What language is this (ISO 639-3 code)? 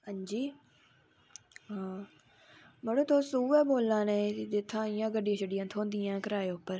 doi